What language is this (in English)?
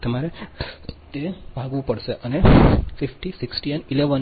Gujarati